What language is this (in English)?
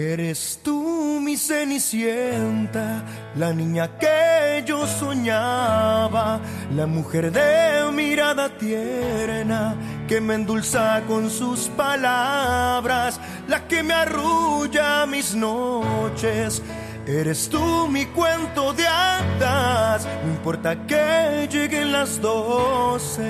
Spanish